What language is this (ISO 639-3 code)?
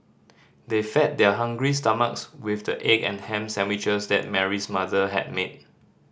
eng